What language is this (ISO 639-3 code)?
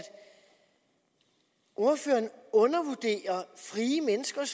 dan